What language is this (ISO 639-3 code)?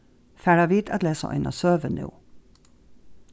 fao